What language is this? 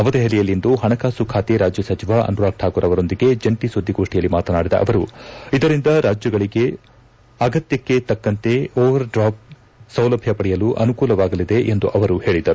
Kannada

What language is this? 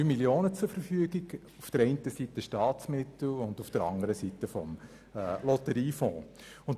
Swiss German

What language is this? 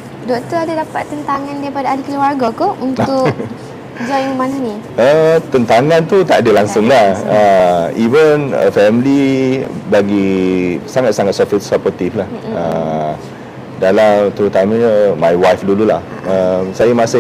Malay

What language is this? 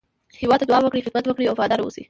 Pashto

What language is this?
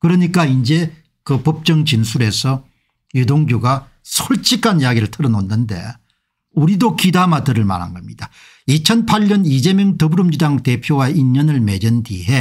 Korean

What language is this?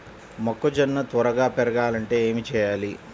Telugu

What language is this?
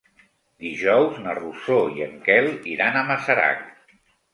Catalan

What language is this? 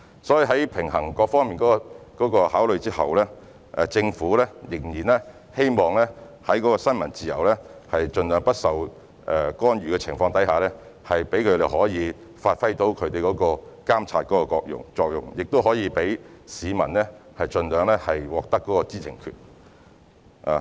Cantonese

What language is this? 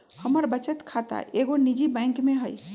Magahi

